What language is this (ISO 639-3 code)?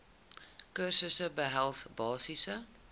afr